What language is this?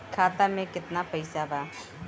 Bhojpuri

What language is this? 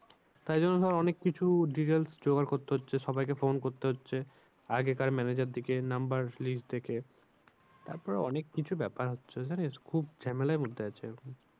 Bangla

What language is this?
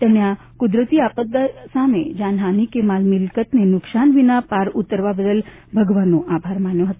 Gujarati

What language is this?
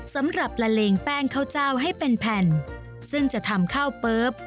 Thai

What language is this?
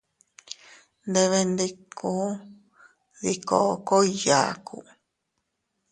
Teutila Cuicatec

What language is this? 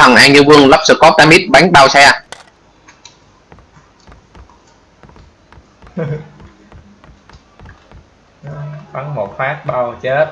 Vietnamese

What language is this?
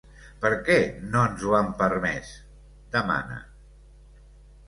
Catalan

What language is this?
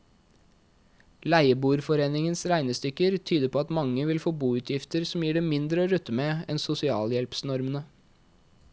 Norwegian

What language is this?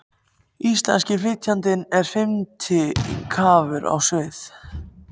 Icelandic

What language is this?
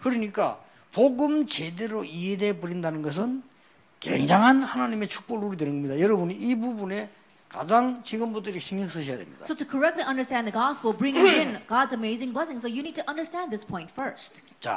Korean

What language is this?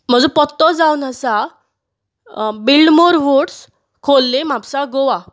Konkani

